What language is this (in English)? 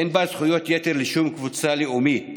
Hebrew